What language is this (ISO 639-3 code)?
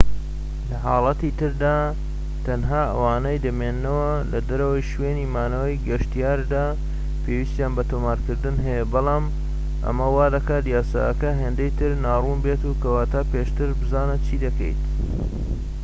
ckb